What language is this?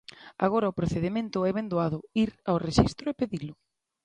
Galician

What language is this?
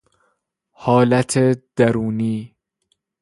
Persian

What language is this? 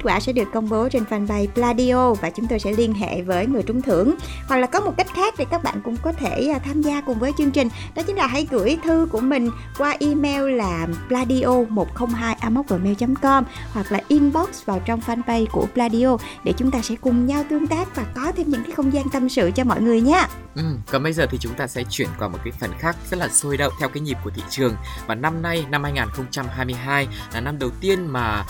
Vietnamese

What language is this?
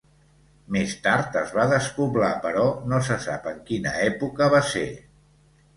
Catalan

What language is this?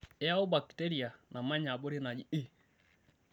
Masai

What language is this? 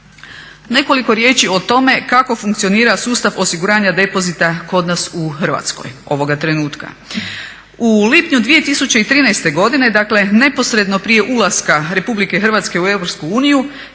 Croatian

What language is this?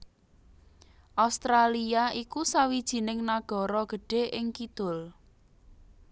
Javanese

